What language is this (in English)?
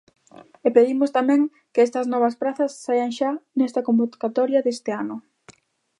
Galician